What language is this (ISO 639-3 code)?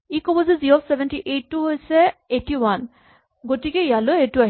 asm